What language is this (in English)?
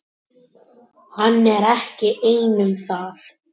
Icelandic